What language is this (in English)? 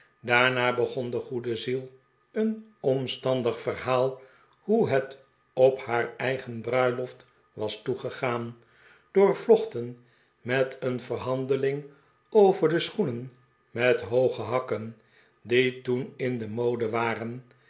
Dutch